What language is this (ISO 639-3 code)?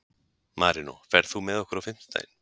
isl